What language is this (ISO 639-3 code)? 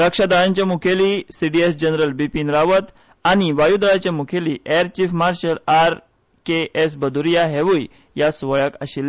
kok